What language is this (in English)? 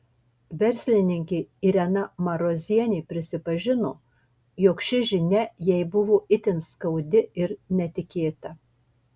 Lithuanian